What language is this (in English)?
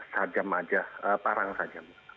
Indonesian